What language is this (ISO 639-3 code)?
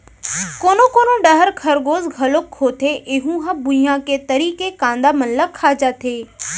hne